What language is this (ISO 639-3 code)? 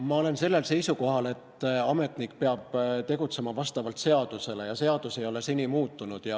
est